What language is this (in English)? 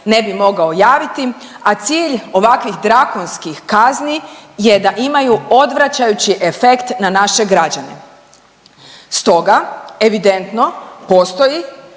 Croatian